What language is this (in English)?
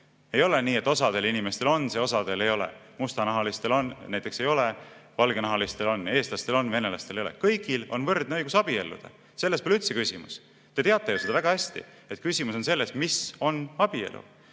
Estonian